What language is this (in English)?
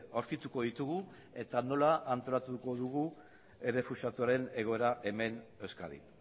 Basque